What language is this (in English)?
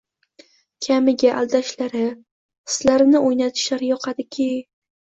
Uzbek